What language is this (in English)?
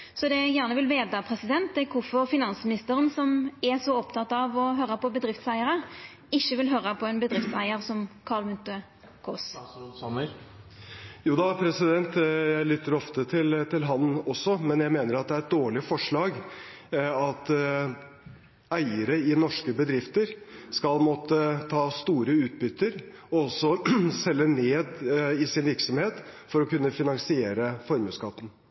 Norwegian